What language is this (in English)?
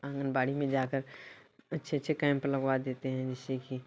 Hindi